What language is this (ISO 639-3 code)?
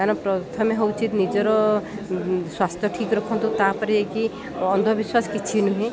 ori